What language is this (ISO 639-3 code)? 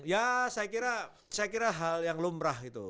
ind